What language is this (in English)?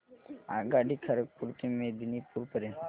Marathi